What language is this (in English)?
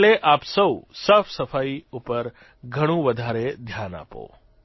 Gujarati